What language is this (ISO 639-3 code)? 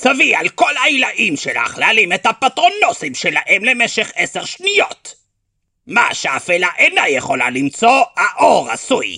heb